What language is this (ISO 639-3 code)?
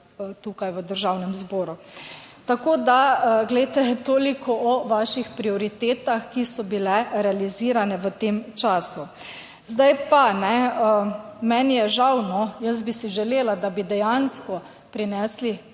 slv